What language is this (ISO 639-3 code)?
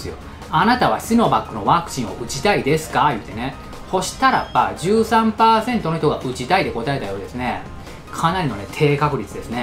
jpn